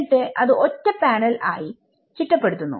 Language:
Malayalam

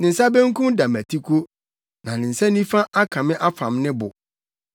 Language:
Akan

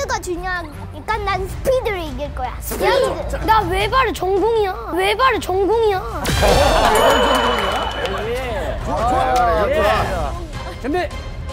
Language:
Korean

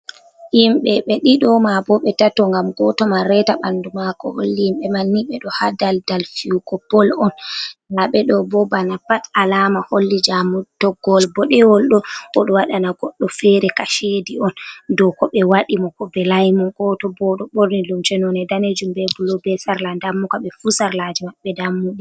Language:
Fula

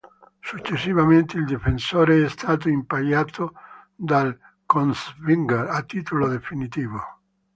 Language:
Italian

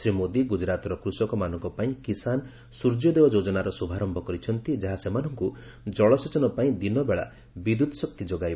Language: Odia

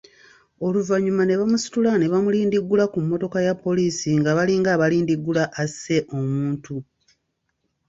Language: Ganda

